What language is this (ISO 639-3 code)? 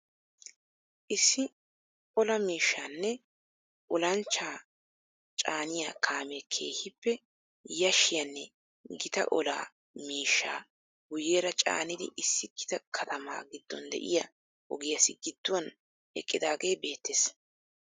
wal